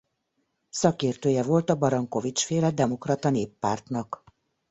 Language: Hungarian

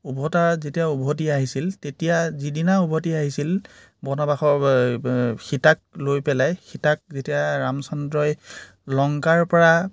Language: Assamese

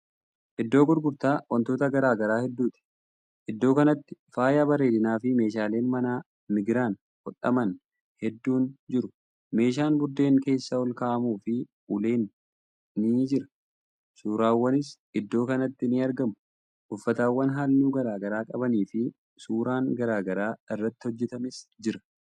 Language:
Oromo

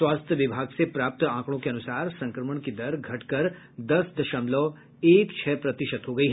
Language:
Hindi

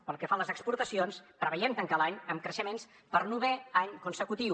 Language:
Catalan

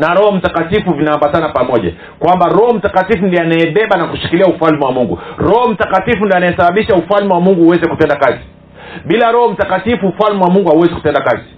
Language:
Swahili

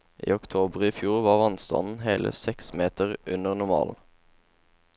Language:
Norwegian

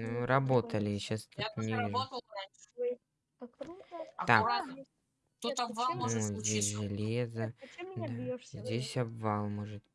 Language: Russian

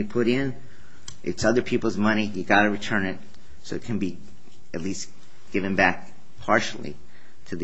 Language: English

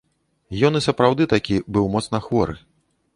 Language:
Belarusian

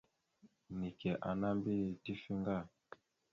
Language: Mada (Cameroon)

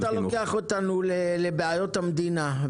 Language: Hebrew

